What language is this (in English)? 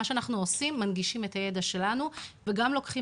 Hebrew